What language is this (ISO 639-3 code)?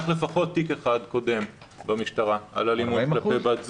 heb